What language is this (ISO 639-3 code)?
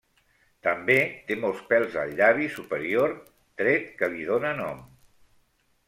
cat